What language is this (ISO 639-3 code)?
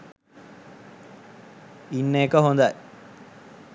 sin